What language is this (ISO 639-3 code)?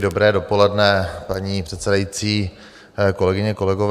ces